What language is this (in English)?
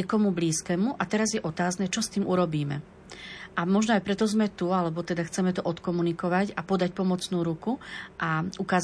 Slovak